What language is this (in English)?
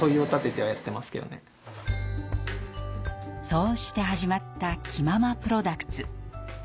Japanese